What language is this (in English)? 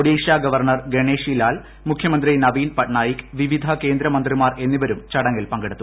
Malayalam